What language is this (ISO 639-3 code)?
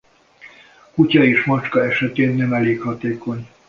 hun